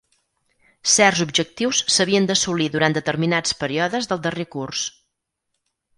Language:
Catalan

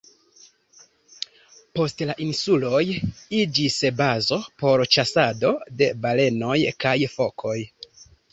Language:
Esperanto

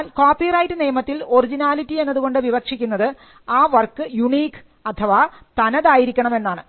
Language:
Malayalam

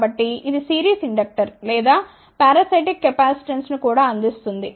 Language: Telugu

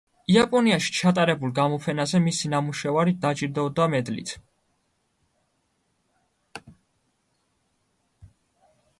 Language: Georgian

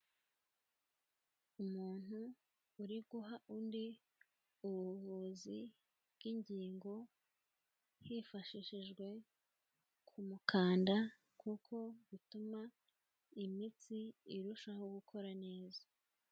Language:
Kinyarwanda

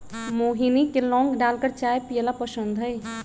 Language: Magahi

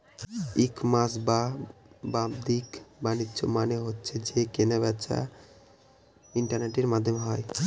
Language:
Bangla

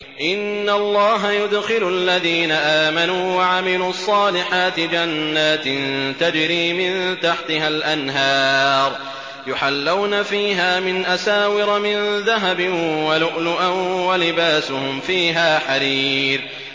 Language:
Arabic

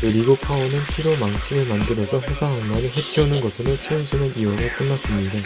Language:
Korean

